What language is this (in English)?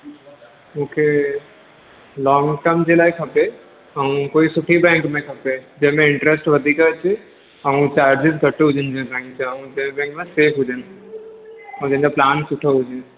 Sindhi